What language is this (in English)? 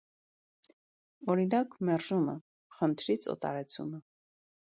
Armenian